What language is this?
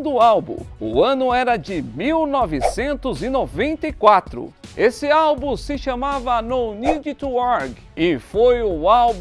Portuguese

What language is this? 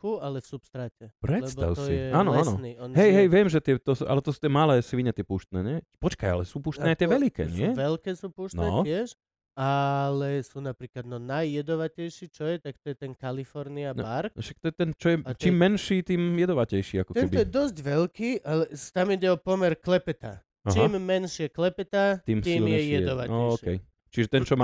Slovak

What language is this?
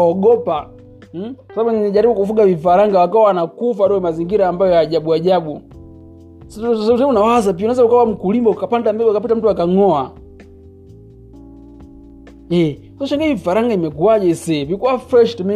Swahili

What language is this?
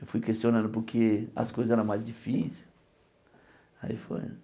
Portuguese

